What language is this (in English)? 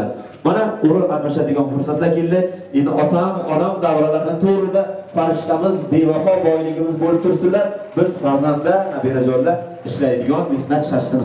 Turkish